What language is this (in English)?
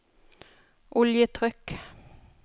Norwegian